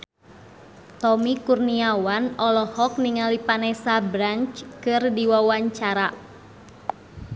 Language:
Sundanese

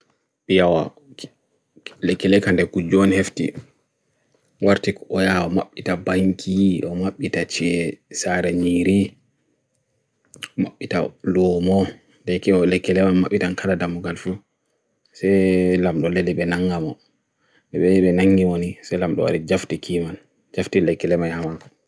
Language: Bagirmi Fulfulde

